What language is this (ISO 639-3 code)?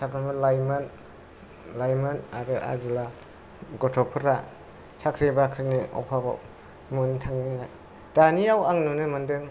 brx